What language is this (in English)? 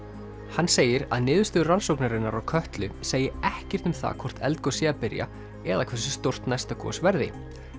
Icelandic